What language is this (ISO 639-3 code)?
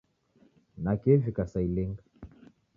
dav